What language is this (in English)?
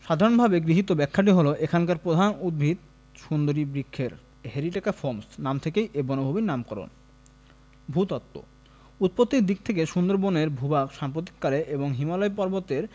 Bangla